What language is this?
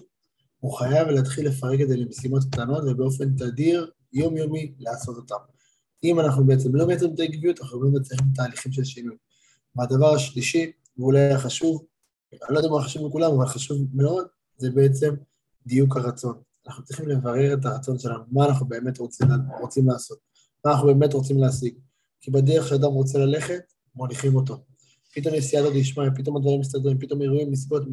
Hebrew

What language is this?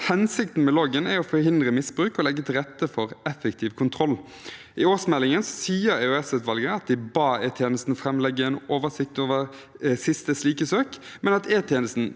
Norwegian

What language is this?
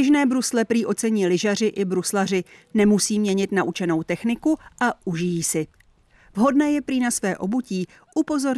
Czech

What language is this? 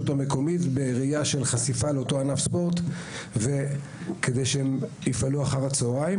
Hebrew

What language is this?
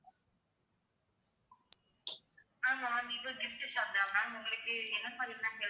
Tamil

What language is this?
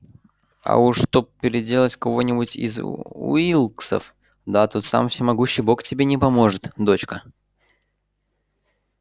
Russian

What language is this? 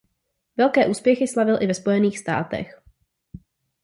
Czech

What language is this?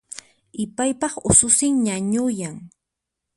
Puno Quechua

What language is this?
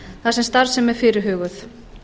Icelandic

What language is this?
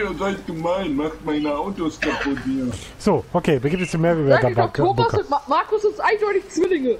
German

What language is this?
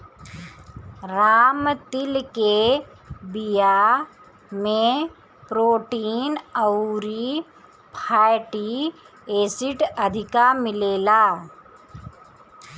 Bhojpuri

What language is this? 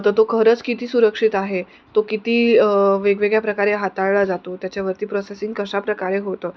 Marathi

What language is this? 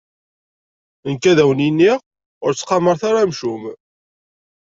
Kabyle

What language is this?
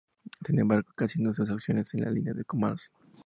Spanish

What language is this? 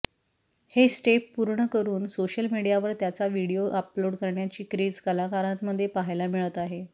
Marathi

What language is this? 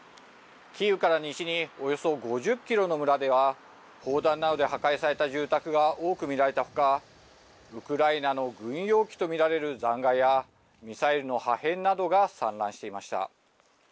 Japanese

